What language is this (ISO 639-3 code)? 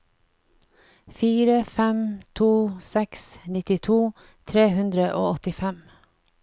nor